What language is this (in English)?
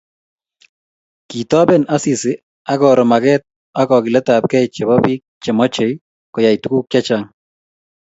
Kalenjin